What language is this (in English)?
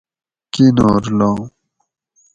Gawri